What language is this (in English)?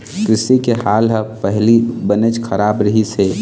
Chhattisgarhi